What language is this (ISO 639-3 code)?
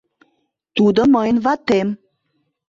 chm